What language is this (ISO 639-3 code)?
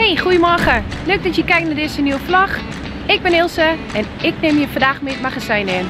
nld